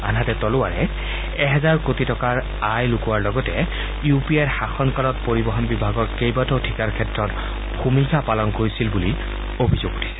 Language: Assamese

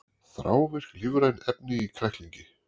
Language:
Icelandic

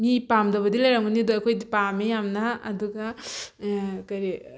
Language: Manipuri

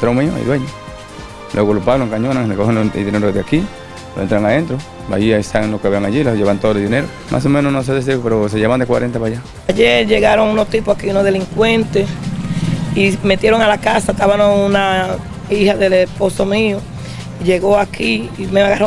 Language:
Spanish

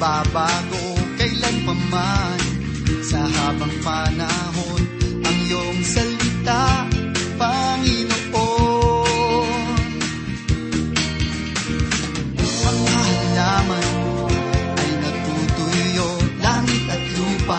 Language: Filipino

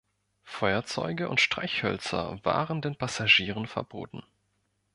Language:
German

